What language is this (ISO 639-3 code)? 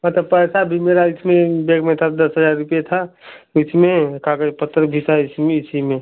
hin